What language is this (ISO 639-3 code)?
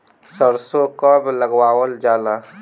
bho